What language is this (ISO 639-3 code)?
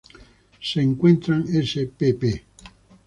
spa